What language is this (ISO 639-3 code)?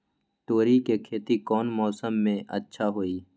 mag